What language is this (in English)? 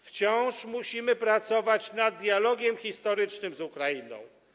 Polish